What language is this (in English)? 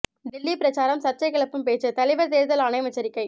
Tamil